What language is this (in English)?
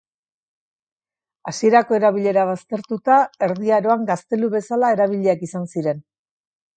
Basque